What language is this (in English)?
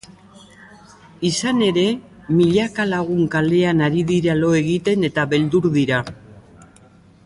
Basque